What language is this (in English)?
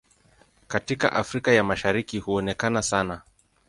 Swahili